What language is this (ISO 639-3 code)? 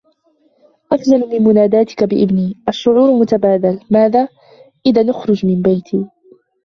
ara